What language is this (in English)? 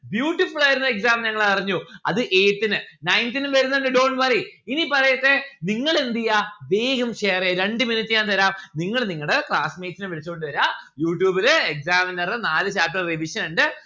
Malayalam